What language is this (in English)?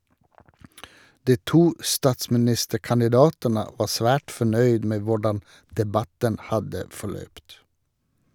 Norwegian